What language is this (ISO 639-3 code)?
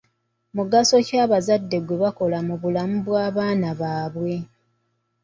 lug